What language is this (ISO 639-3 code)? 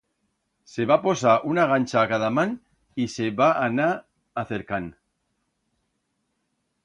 arg